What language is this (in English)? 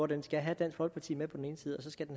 Danish